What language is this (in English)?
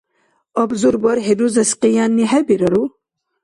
Dargwa